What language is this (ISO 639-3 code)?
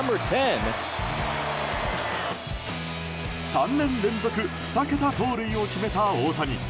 jpn